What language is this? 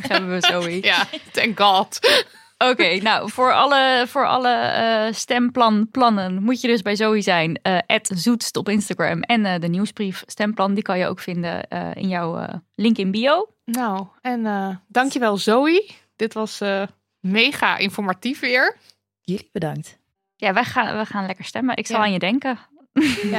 Dutch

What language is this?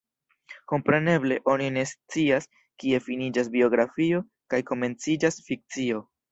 Esperanto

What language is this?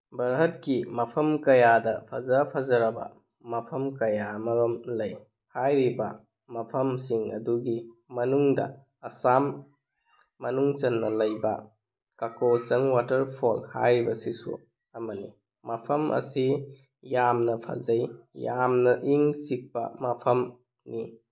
Manipuri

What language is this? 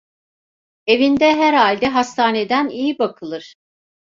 Turkish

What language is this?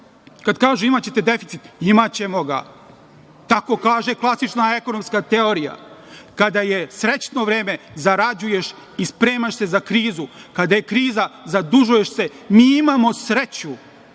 Serbian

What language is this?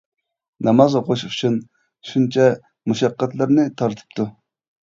Uyghur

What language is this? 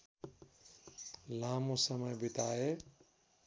Nepali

